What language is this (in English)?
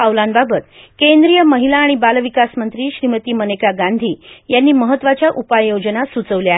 Marathi